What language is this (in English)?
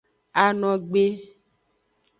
Aja (Benin)